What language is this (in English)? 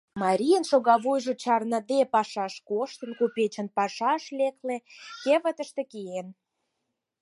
Mari